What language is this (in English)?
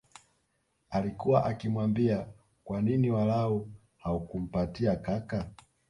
Swahili